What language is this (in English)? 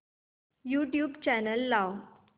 Marathi